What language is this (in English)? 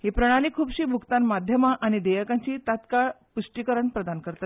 Konkani